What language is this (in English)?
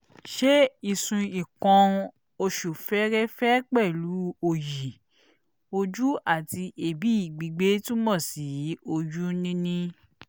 Yoruba